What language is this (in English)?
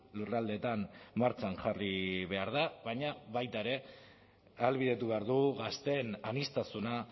Basque